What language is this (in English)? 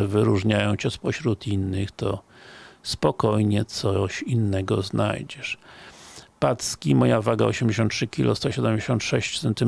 Polish